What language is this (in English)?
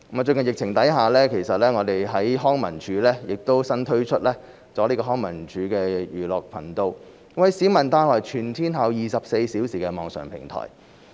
Cantonese